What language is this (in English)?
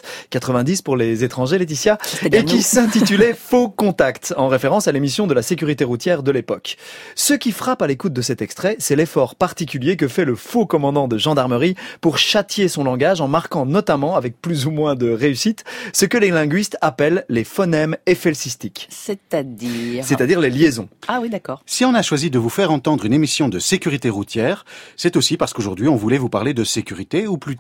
French